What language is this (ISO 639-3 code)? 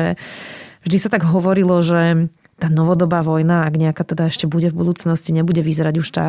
slk